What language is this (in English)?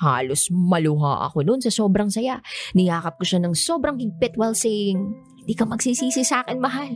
Filipino